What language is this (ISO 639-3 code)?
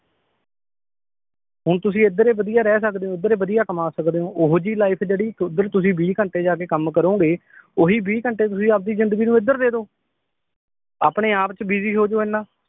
pan